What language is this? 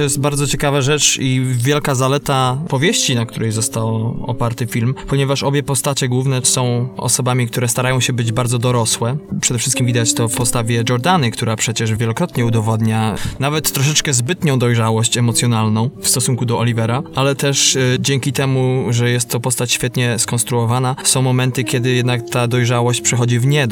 Polish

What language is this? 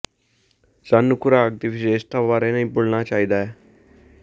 Punjabi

